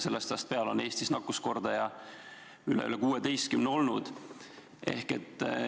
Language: Estonian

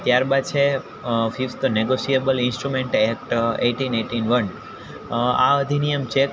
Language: Gujarati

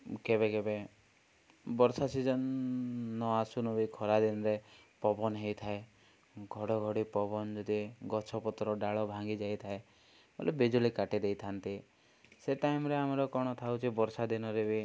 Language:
Odia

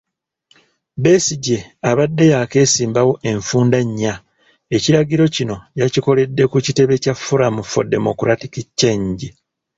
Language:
Ganda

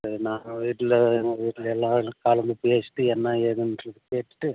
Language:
Tamil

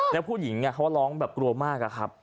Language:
Thai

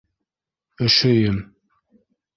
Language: Bashkir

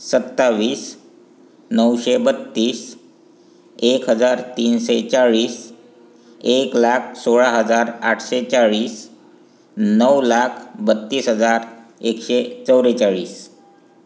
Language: Marathi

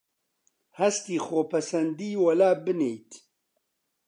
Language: Central Kurdish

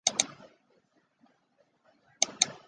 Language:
Chinese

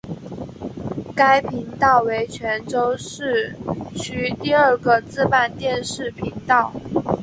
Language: Chinese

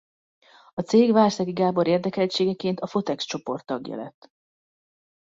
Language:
Hungarian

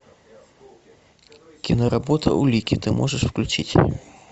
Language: Russian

